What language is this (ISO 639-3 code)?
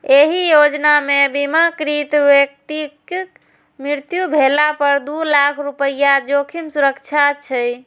mai